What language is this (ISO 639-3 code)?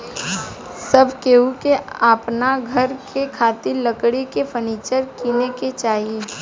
bho